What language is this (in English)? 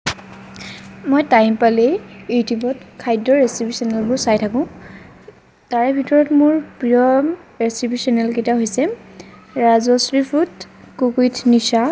Assamese